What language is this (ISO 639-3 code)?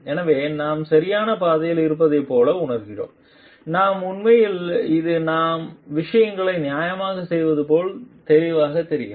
tam